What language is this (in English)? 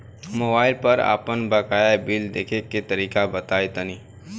Bhojpuri